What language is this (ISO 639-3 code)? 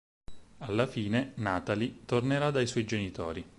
ita